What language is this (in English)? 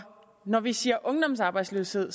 Danish